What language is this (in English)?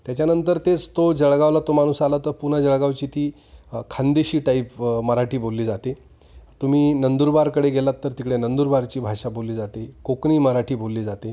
Marathi